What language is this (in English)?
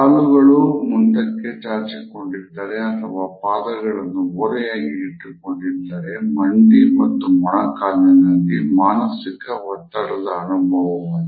Kannada